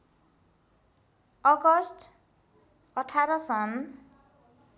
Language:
Nepali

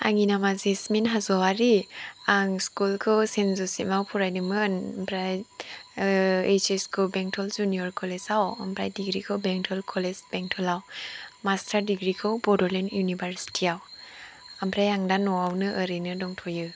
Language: Bodo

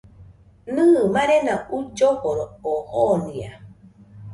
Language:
Nüpode Huitoto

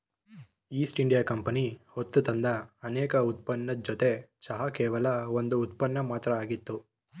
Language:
Kannada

